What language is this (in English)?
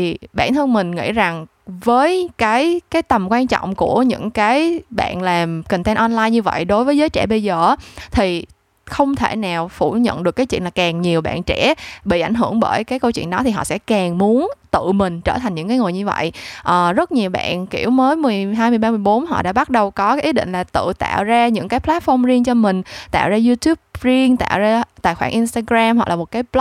Vietnamese